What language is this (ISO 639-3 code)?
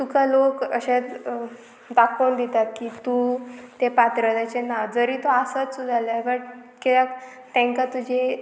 kok